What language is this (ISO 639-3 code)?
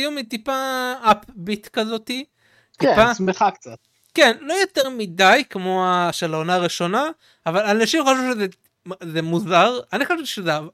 heb